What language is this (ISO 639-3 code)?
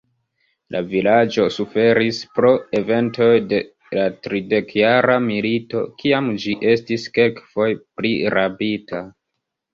epo